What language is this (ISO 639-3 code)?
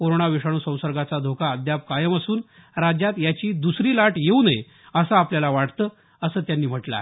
mar